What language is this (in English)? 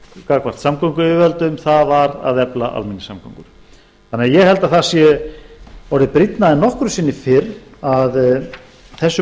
Icelandic